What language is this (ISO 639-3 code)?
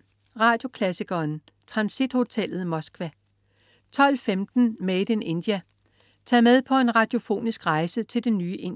dan